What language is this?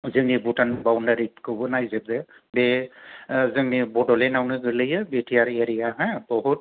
Bodo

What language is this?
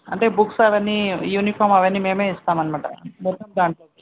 Telugu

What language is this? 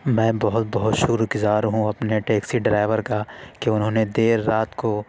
Urdu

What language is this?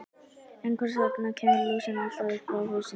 Icelandic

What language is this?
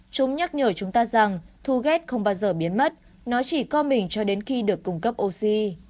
Vietnamese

